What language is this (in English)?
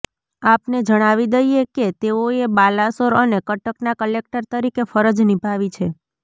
Gujarati